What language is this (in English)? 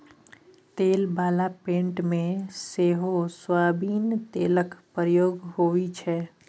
Maithili